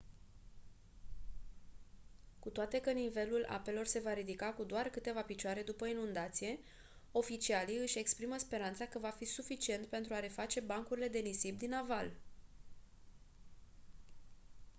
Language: Romanian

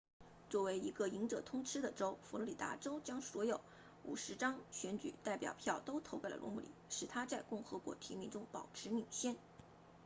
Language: Chinese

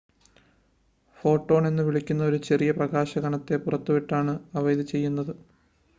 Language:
Malayalam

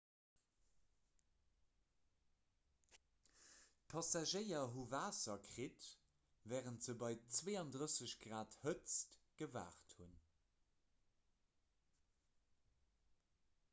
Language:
Luxembourgish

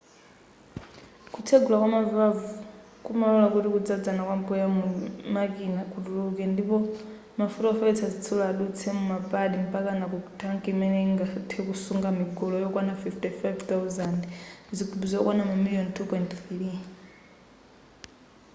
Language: Nyanja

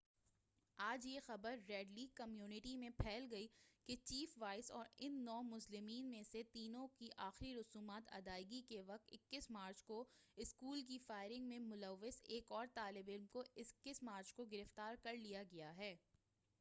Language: Urdu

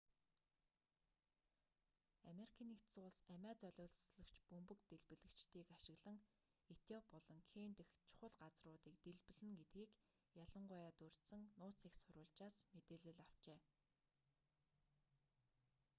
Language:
Mongolian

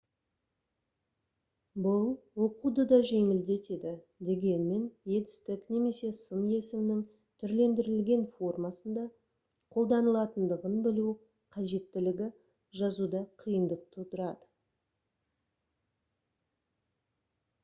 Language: Kazakh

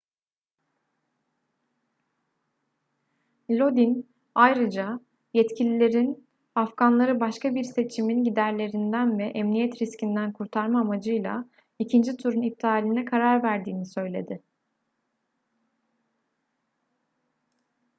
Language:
Turkish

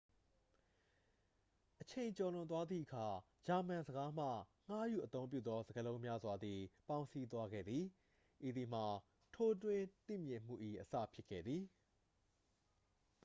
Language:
Burmese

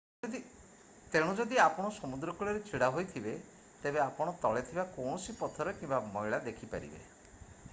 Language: Odia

